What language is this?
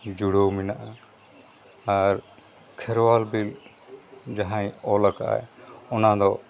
Santali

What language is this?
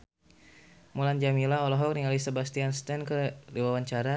Sundanese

